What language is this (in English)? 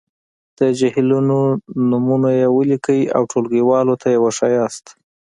Pashto